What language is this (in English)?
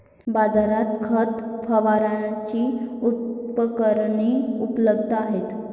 Marathi